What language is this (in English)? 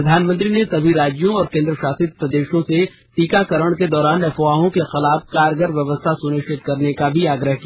Hindi